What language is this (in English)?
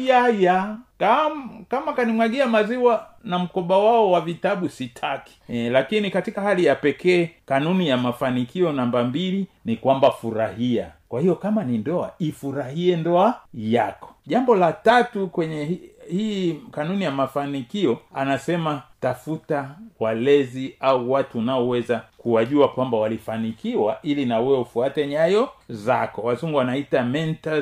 Swahili